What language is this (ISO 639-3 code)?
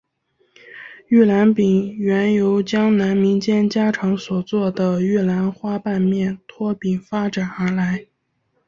zho